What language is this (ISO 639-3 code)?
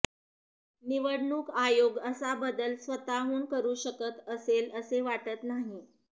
mar